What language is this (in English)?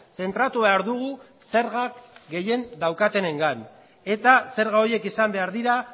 Basque